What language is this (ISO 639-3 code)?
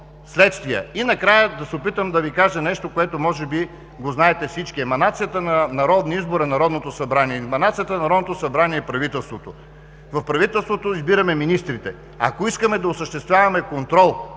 bul